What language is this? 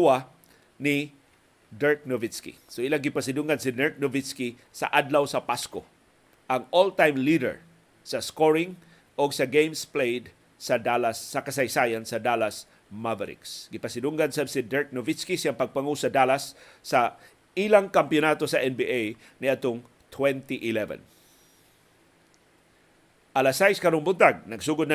Filipino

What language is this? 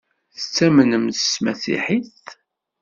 Kabyle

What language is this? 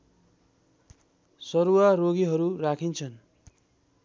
Nepali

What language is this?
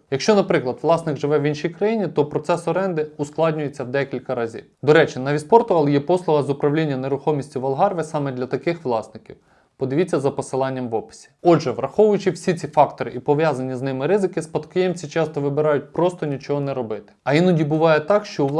Ukrainian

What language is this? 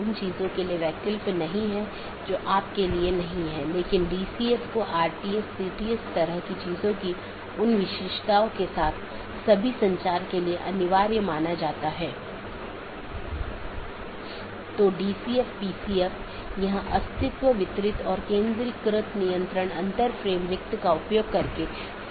Hindi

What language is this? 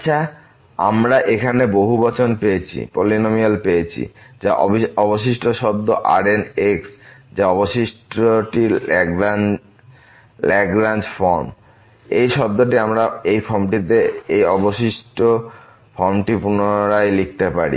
Bangla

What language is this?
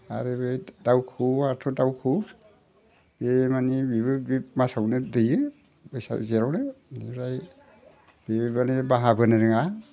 Bodo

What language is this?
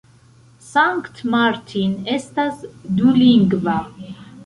Esperanto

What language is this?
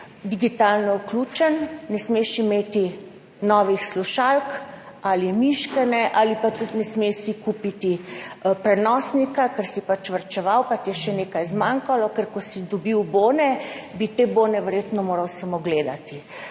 Slovenian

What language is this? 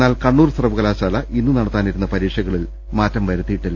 Malayalam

